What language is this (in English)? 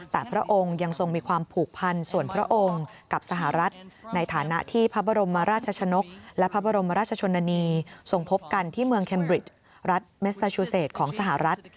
Thai